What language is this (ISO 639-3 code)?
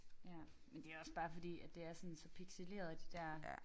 dan